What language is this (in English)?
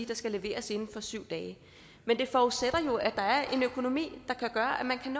Danish